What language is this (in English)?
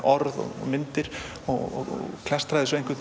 Icelandic